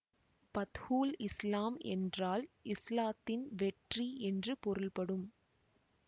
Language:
Tamil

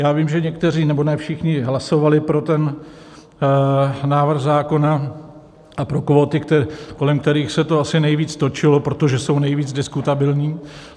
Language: Czech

